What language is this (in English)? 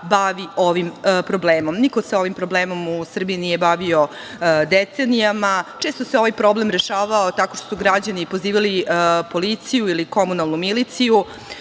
Serbian